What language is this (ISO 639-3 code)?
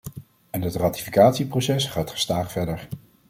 nld